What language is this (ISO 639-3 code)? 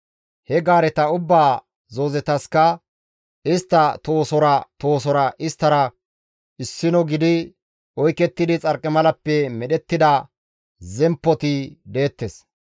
gmv